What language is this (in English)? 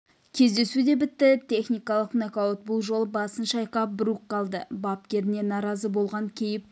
Kazakh